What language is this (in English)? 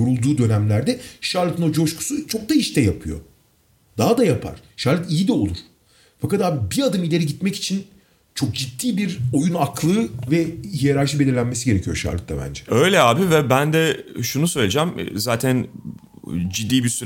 Turkish